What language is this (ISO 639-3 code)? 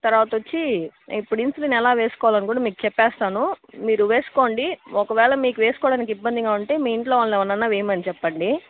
tel